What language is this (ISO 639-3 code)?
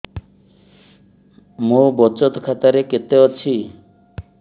ori